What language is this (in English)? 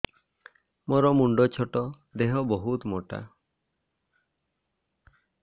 Odia